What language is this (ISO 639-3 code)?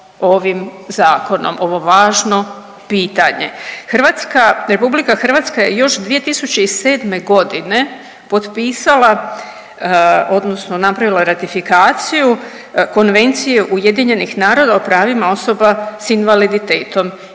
hrv